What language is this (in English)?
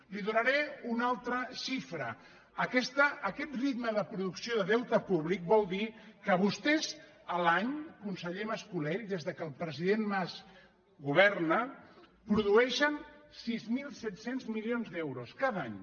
Catalan